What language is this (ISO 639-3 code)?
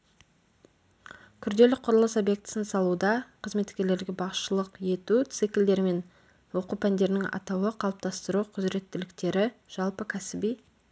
kaz